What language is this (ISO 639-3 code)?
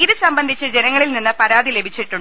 mal